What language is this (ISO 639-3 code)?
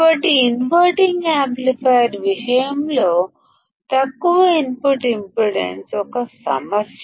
tel